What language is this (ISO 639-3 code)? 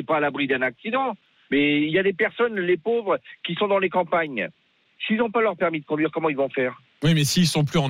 fra